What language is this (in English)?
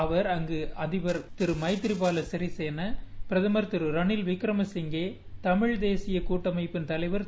Tamil